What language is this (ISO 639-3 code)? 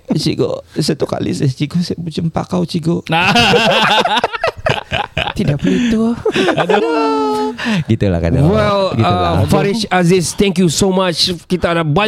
msa